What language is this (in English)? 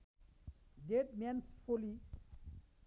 Nepali